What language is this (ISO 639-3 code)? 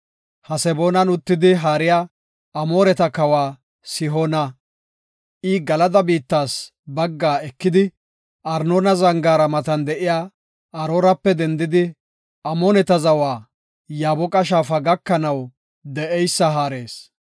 gof